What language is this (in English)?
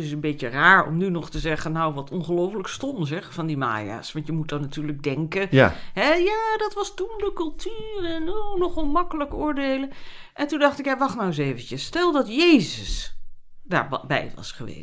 Dutch